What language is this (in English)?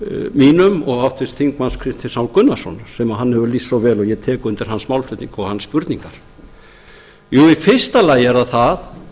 Icelandic